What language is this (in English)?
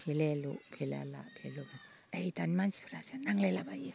Bodo